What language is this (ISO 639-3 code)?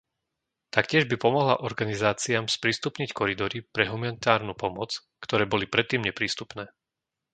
slk